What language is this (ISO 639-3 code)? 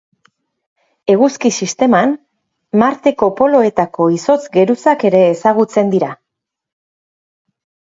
eus